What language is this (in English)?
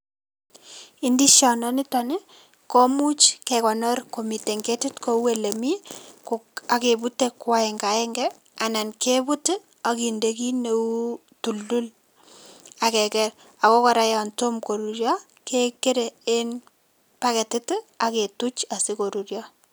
Kalenjin